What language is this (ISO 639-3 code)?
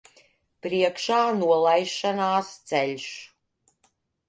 lav